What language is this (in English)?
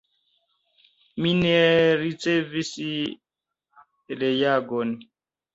Esperanto